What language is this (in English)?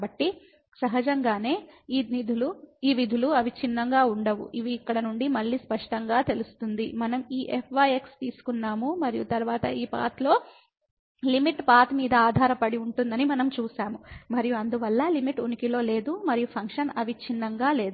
Telugu